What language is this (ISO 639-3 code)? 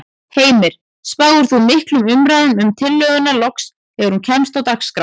isl